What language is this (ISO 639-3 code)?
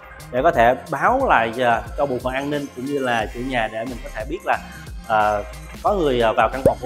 vie